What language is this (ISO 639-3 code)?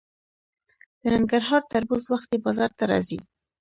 pus